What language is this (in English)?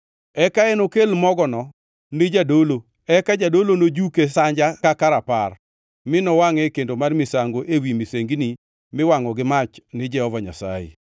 Luo (Kenya and Tanzania)